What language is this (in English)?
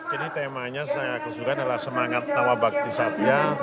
Indonesian